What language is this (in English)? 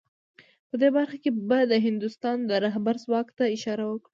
Pashto